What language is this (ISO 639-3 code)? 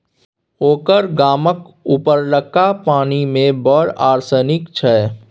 mai